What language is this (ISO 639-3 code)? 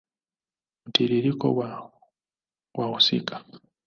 swa